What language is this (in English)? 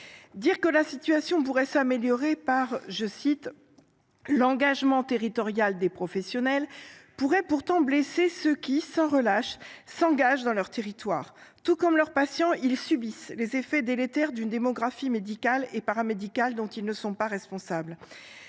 French